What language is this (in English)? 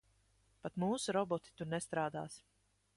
Latvian